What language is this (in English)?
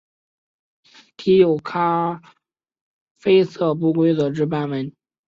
Chinese